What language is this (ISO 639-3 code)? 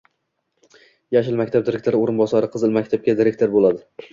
uzb